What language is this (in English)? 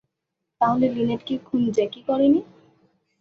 Bangla